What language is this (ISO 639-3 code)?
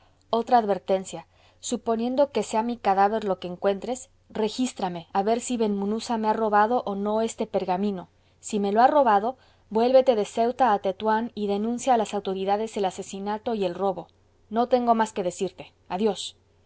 spa